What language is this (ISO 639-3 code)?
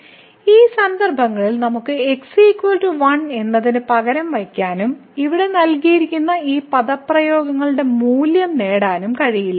mal